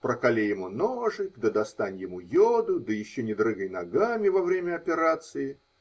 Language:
Russian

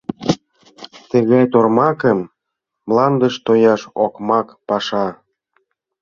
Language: Mari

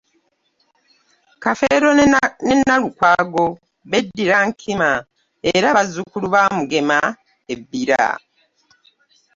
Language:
Ganda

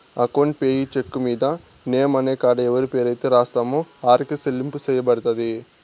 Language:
Telugu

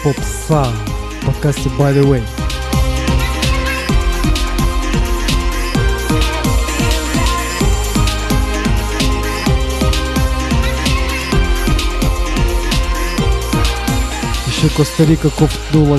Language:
Ukrainian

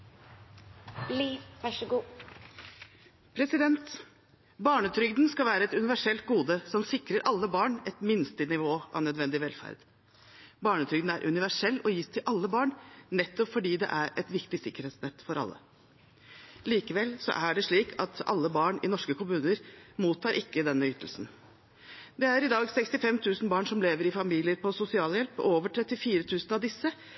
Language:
Norwegian Bokmål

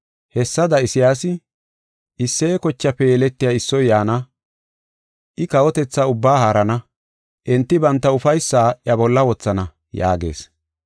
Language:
Gofa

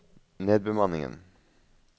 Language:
Norwegian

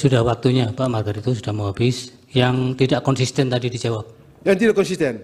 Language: Indonesian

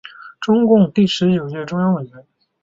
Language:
Chinese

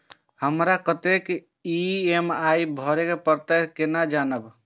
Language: Maithili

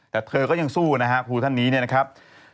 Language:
Thai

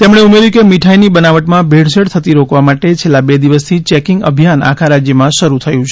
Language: Gujarati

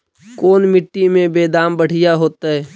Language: Magahi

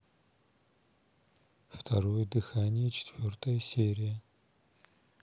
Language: Russian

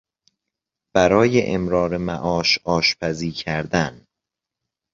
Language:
Persian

